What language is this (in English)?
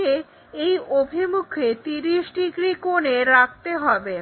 Bangla